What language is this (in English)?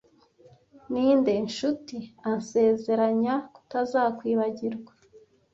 Kinyarwanda